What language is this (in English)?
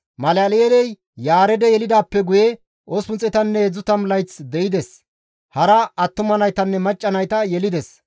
Gamo